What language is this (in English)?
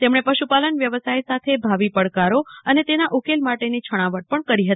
Gujarati